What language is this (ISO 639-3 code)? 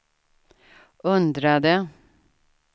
swe